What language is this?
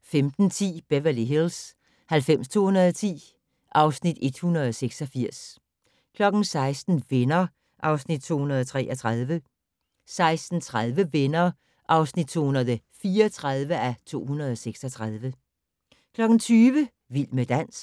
Danish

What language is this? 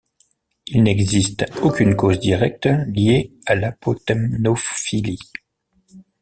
French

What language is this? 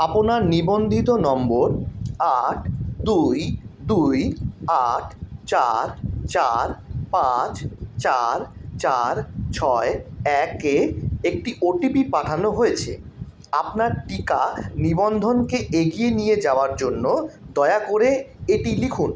Bangla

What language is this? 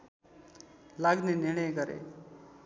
Nepali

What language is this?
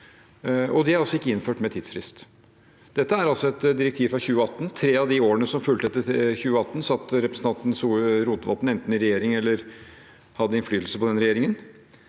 Norwegian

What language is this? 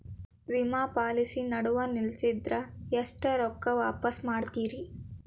Kannada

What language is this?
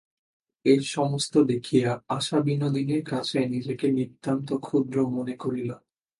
Bangla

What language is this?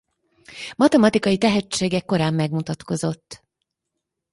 Hungarian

